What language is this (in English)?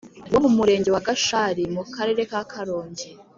Kinyarwanda